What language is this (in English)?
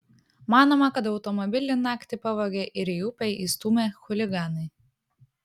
Lithuanian